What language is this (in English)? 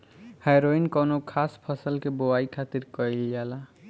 Bhojpuri